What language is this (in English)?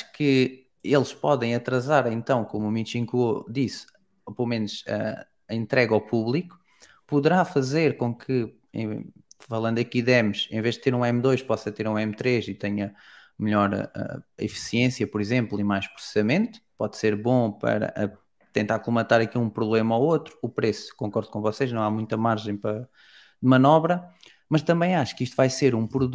Portuguese